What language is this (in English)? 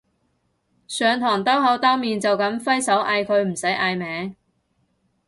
Cantonese